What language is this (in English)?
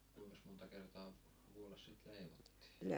Finnish